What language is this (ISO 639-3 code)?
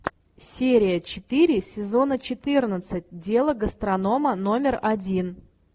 rus